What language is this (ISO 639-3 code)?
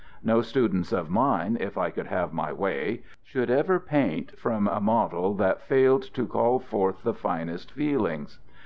eng